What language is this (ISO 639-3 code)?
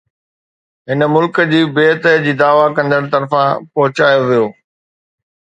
snd